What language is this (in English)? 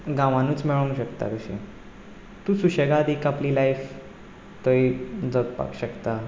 Konkani